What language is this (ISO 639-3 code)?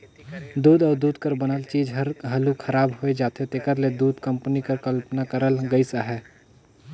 hne